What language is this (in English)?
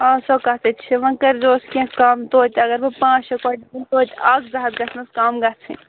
Kashmiri